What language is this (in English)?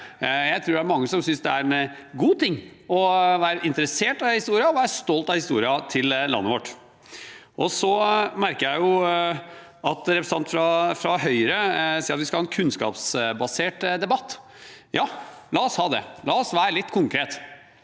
Norwegian